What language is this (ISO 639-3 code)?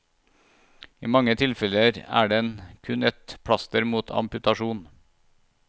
nor